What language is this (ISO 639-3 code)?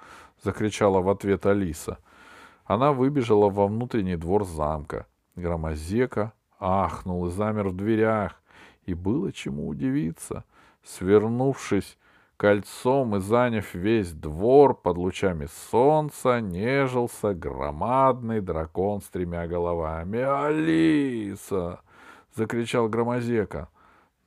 rus